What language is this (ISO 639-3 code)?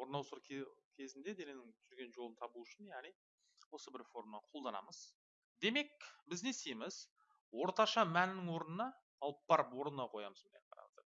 tur